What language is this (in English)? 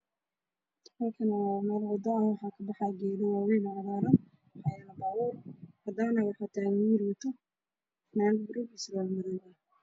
Somali